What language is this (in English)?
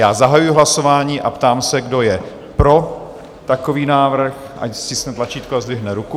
Czech